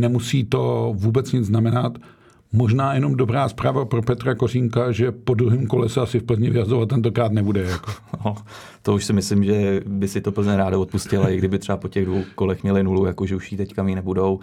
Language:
Czech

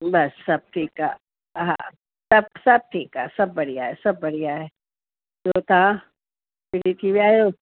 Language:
Sindhi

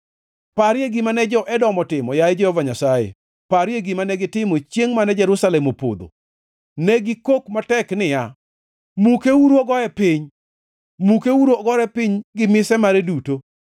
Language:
Luo (Kenya and Tanzania)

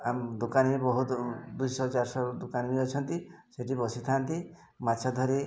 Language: Odia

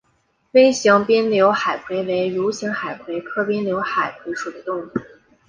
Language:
Chinese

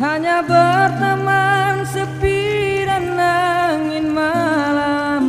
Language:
Indonesian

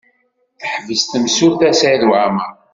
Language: Kabyle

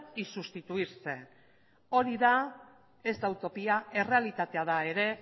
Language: Basque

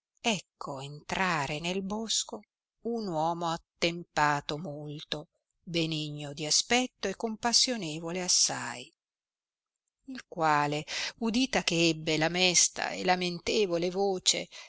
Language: Italian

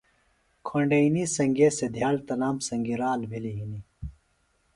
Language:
Phalura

